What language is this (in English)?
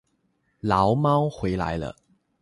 Chinese